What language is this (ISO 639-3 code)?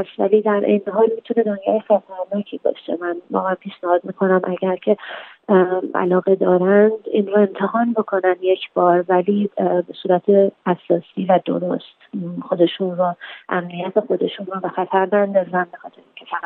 fas